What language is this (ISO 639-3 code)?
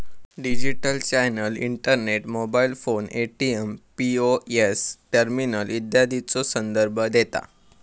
mar